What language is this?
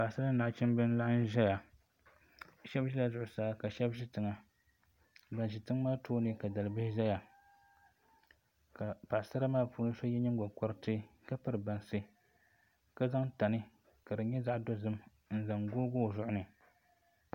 Dagbani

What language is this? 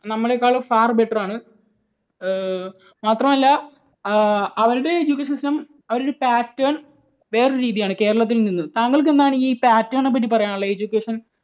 Malayalam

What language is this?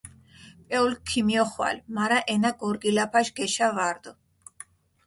Mingrelian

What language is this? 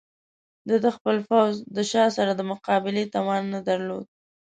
Pashto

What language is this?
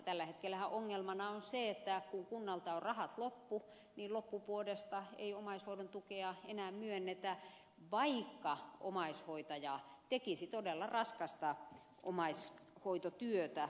Finnish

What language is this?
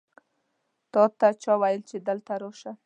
Pashto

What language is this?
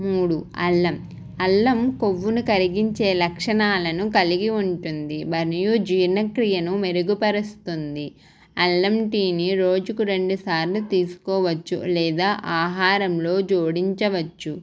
Telugu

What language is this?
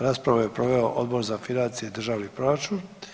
Croatian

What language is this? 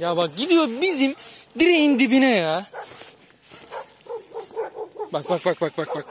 Turkish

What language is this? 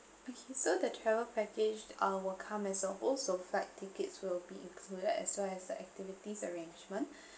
English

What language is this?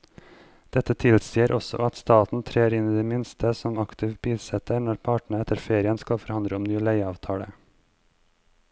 Norwegian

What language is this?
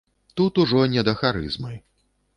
Belarusian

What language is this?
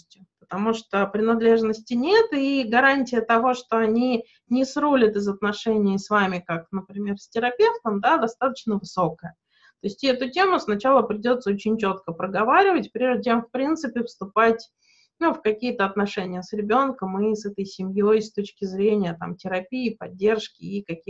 Russian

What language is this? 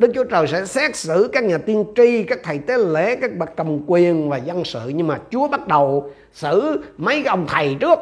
Vietnamese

